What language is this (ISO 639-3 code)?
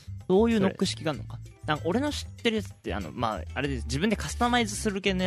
jpn